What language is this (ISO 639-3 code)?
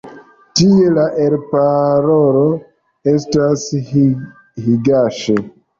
epo